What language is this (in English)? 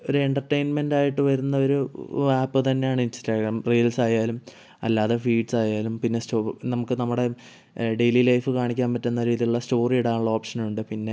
Malayalam